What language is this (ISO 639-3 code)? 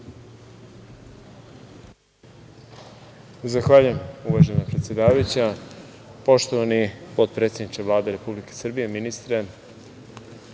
srp